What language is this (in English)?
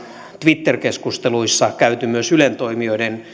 Finnish